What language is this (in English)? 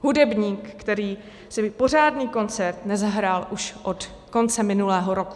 Czech